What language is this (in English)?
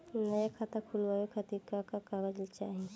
Bhojpuri